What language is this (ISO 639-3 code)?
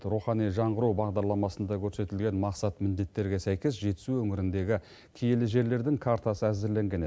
kaz